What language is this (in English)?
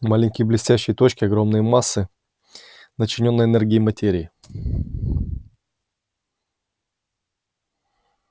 Russian